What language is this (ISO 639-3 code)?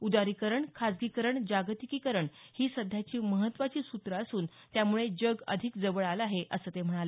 mar